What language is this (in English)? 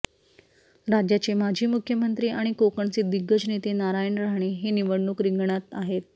Marathi